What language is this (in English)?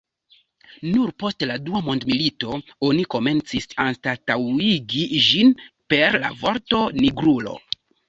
Esperanto